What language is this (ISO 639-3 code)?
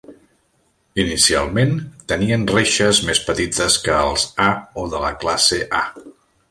cat